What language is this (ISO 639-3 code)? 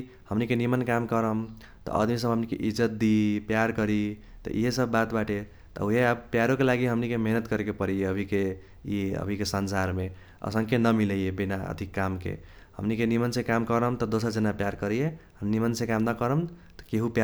thq